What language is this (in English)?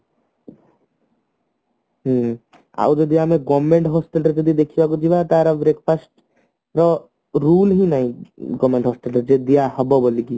Odia